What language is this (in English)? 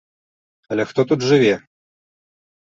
Belarusian